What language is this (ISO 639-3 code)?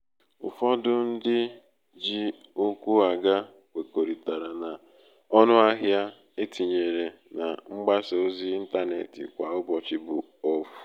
ibo